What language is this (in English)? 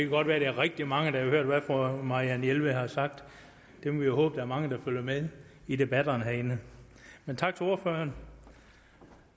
Danish